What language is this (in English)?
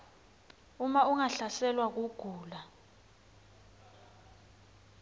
Swati